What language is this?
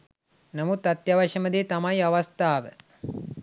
Sinhala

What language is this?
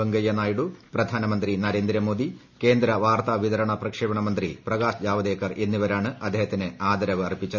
Malayalam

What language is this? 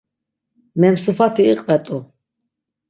Laz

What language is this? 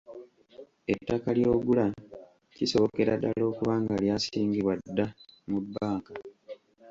Ganda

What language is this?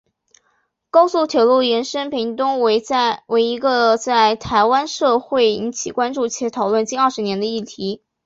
Chinese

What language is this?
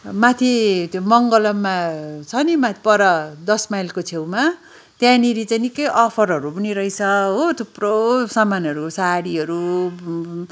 Nepali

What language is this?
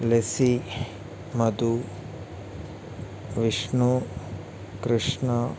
Malayalam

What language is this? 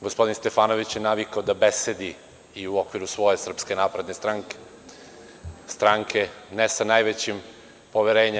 Serbian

